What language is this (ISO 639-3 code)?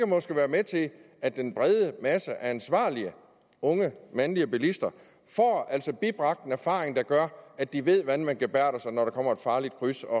dan